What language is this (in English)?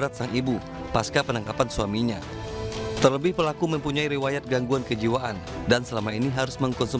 Indonesian